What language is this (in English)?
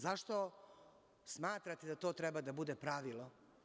Serbian